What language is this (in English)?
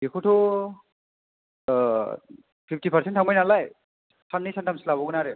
Bodo